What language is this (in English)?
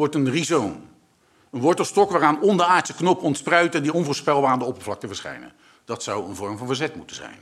Dutch